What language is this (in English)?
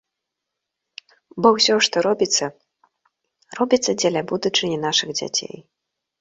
Belarusian